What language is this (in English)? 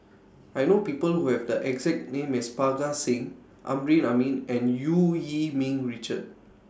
English